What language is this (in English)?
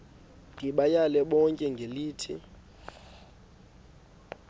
Xhosa